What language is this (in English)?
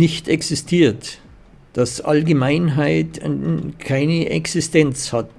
German